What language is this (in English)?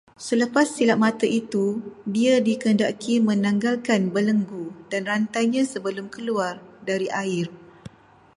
Malay